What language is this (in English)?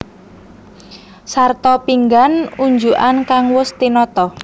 Javanese